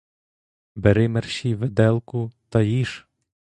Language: Ukrainian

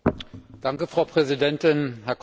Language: German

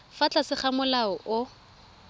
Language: Tswana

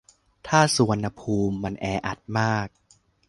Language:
Thai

